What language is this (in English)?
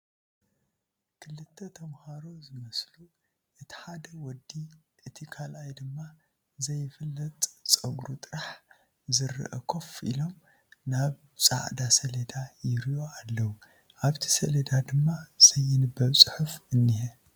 Tigrinya